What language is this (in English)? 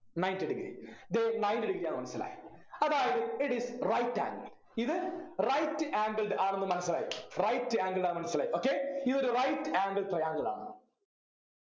Malayalam